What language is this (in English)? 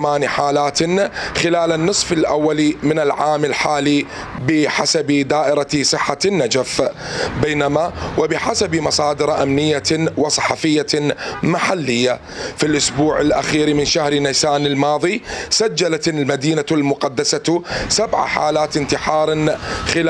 Arabic